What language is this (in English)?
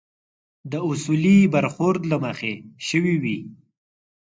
Pashto